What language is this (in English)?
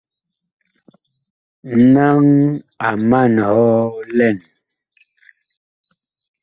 Bakoko